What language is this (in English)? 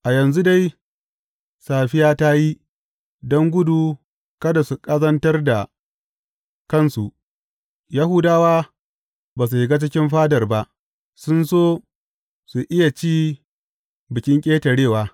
Hausa